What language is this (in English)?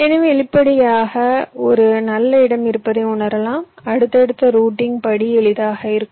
Tamil